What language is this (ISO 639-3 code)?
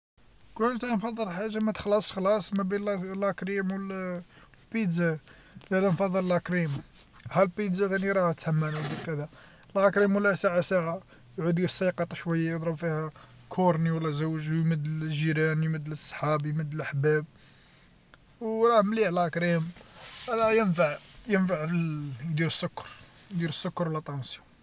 arq